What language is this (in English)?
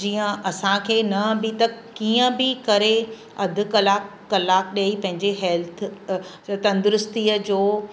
Sindhi